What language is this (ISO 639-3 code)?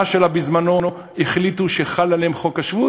heb